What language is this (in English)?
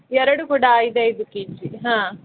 Kannada